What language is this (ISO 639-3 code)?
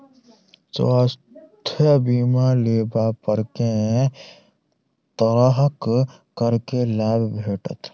mai